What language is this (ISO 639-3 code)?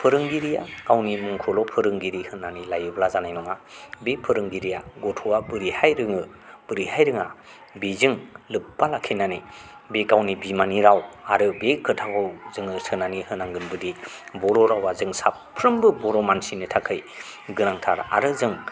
brx